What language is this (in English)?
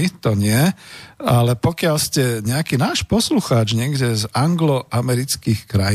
Slovak